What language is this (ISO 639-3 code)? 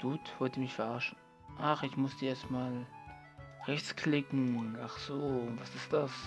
deu